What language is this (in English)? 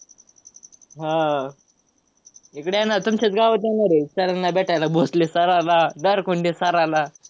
Marathi